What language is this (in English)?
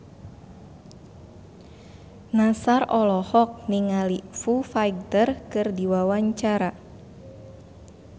Sundanese